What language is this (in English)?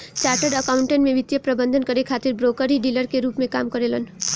Bhojpuri